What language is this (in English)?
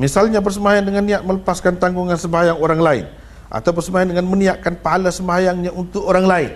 Malay